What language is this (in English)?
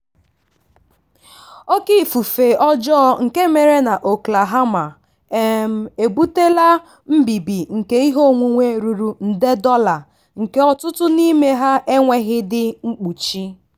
Igbo